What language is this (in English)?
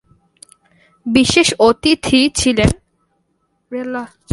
Bangla